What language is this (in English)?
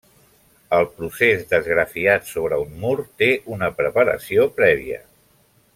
Catalan